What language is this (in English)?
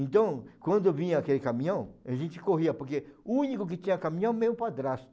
Portuguese